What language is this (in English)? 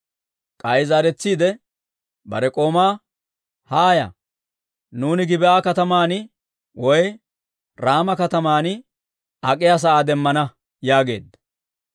Dawro